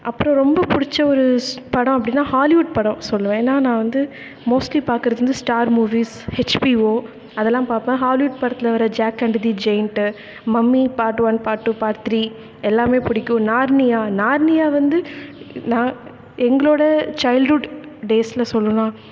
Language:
Tamil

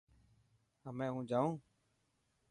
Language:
Dhatki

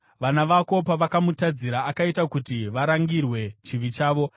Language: Shona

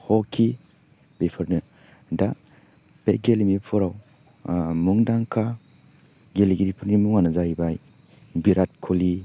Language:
Bodo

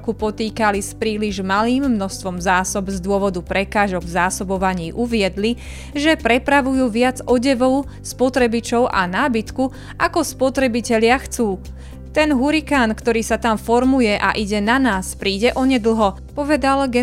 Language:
Slovak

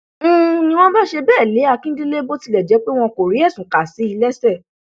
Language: Yoruba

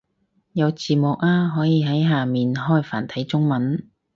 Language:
Cantonese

